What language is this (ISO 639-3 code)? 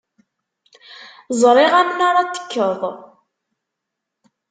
kab